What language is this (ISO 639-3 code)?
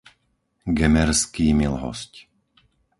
slk